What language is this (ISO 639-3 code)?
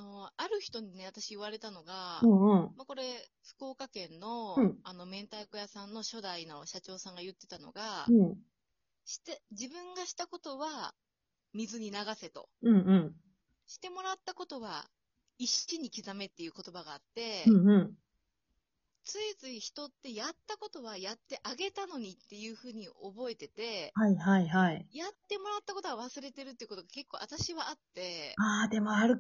jpn